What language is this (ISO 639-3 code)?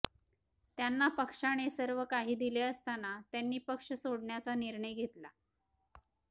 mar